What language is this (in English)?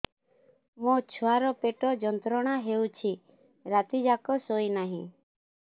Odia